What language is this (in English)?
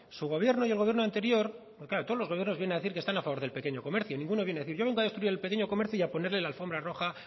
Spanish